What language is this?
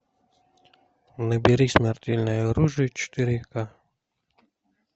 Russian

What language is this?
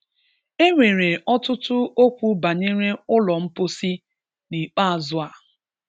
Igbo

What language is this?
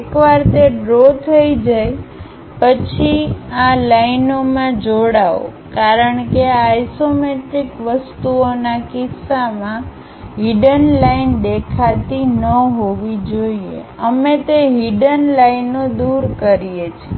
Gujarati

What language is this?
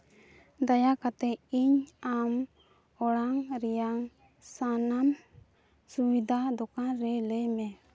Santali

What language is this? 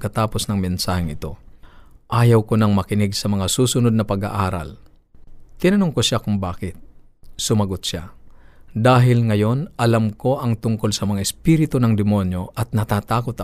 Filipino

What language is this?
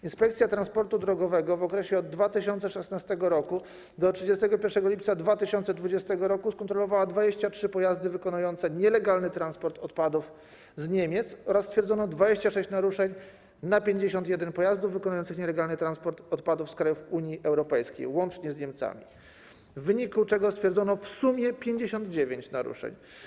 Polish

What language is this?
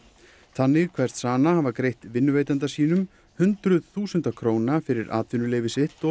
Icelandic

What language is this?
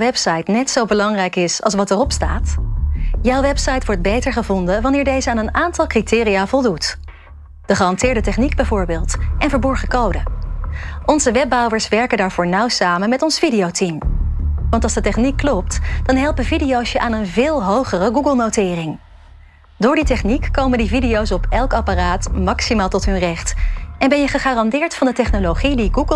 Dutch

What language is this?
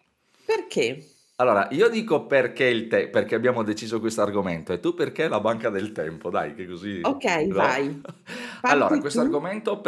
Italian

